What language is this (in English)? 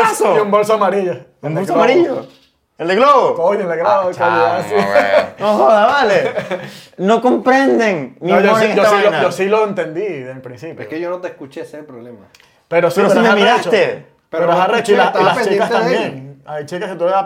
Spanish